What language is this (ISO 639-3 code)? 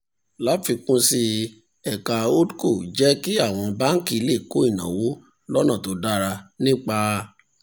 yor